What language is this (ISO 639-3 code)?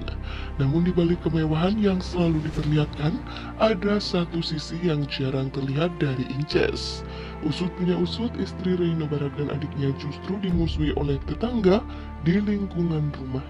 ind